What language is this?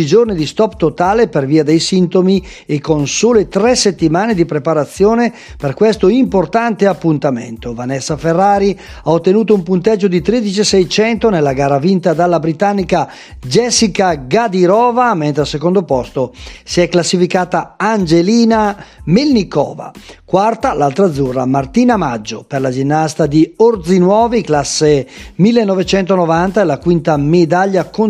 Italian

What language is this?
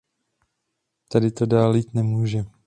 Czech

